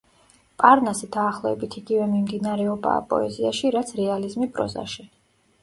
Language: Georgian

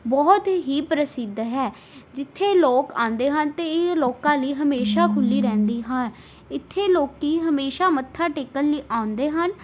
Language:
Punjabi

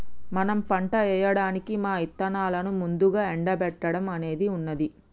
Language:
Telugu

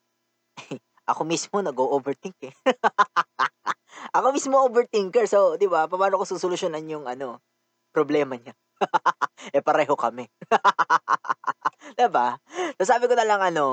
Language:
Filipino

